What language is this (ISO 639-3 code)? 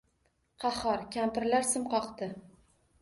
uzb